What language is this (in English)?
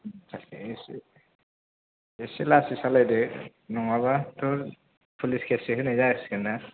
Bodo